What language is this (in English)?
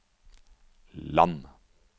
Norwegian